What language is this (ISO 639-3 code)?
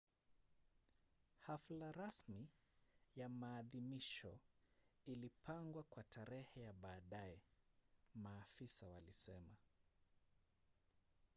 swa